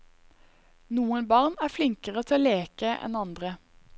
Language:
Norwegian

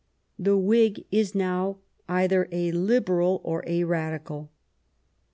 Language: English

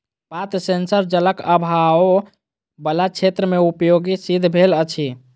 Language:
Maithili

